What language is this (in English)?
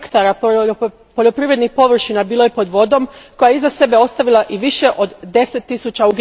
Croatian